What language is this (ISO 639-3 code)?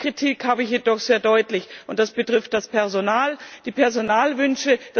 deu